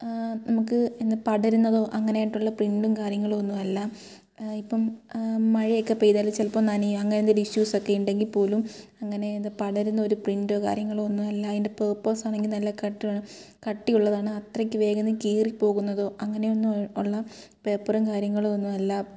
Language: Malayalam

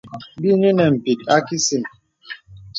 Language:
Bebele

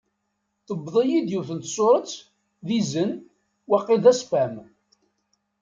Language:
Kabyle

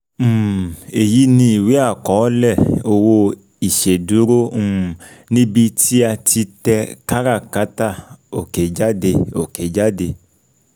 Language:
Yoruba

